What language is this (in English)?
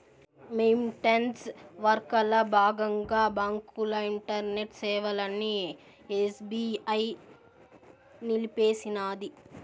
Telugu